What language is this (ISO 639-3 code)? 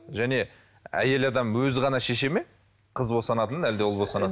kaz